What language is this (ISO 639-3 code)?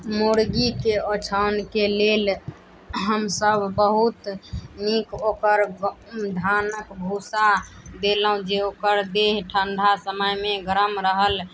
mai